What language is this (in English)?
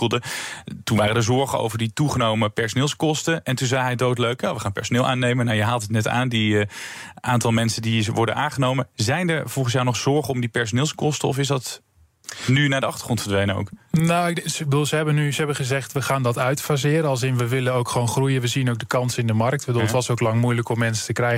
Dutch